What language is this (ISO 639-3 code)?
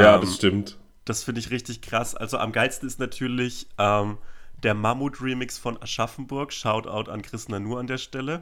deu